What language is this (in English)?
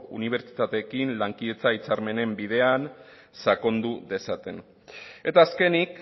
Basque